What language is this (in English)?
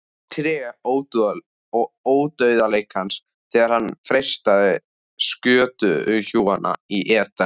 Icelandic